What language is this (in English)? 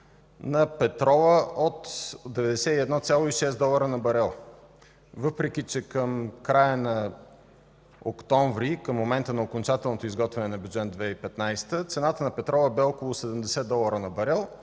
Bulgarian